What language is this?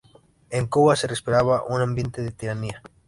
Spanish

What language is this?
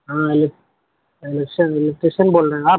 Urdu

